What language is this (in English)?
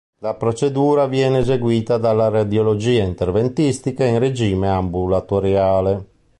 Italian